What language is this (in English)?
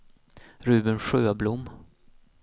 Swedish